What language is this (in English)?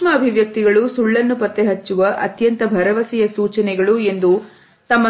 Kannada